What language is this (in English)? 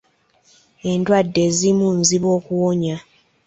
Ganda